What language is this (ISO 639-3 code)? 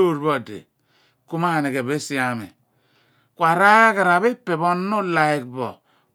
abn